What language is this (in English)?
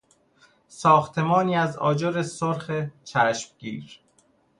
Persian